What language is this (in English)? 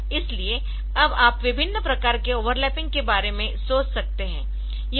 Hindi